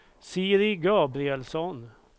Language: Swedish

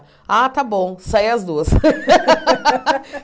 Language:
Portuguese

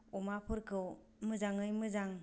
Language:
Bodo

